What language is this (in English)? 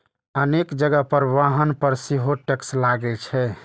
Maithili